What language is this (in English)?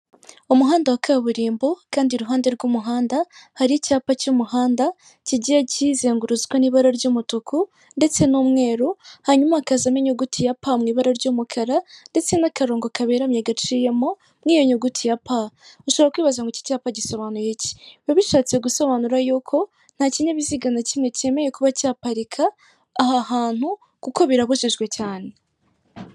Kinyarwanda